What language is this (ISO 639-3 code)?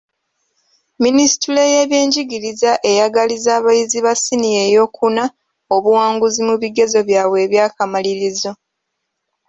lug